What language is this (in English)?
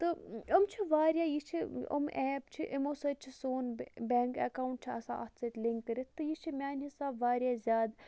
Kashmiri